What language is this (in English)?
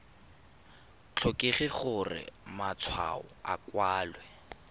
Tswana